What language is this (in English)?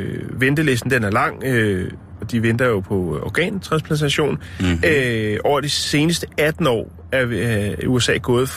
Danish